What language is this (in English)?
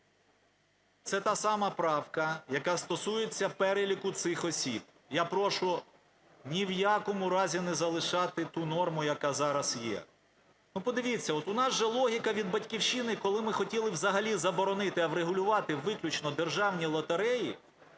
Ukrainian